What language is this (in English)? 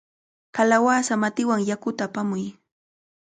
Cajatambo North Lima Quechua